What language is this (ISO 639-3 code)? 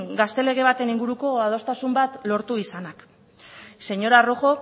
eus